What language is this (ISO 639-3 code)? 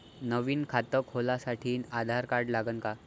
mar